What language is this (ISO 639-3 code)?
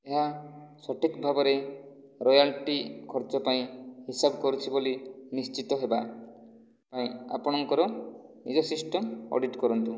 ori